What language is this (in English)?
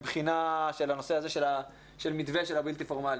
Hebrew